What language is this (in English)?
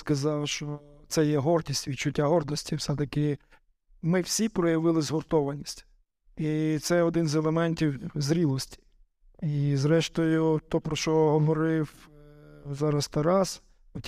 Ukrainian